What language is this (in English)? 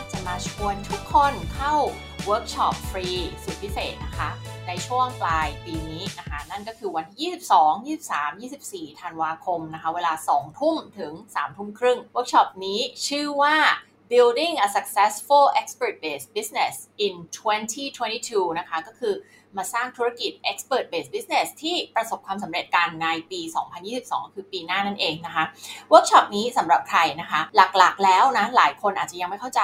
Thai